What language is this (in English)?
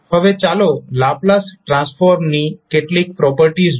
Gujarati